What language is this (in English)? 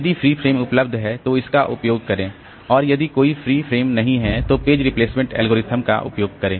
Hindi